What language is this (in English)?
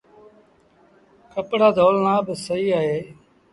Sindhi Bhil